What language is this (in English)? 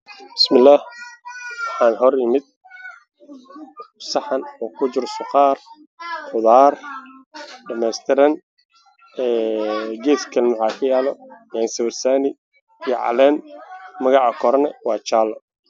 Somali